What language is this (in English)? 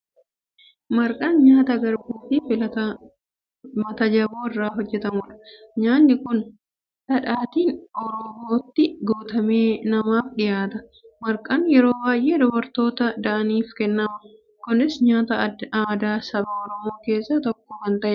Oromo